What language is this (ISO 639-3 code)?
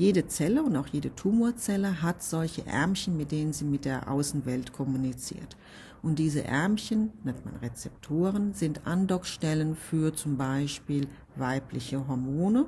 deu